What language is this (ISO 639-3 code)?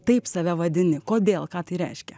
lit